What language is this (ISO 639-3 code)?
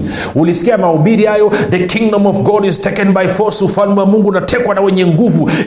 swa